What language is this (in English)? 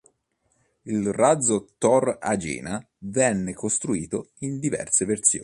Italian